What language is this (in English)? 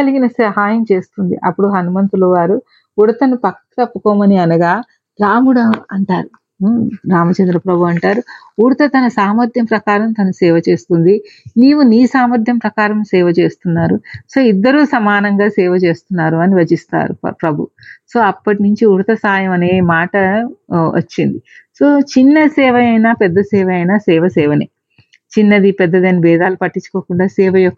Telugu